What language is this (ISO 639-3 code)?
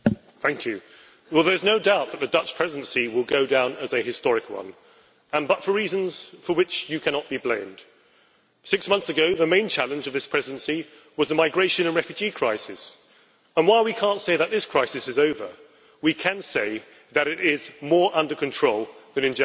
eng